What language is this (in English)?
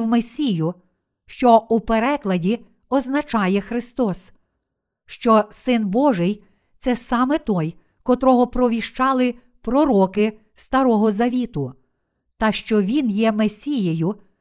Ukrainian